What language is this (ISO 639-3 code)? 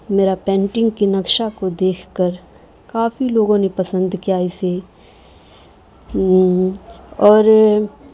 urd